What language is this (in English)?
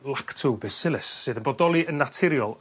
Welsh